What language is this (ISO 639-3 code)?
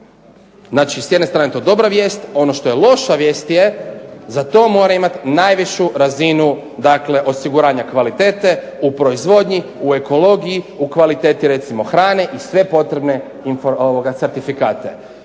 hrv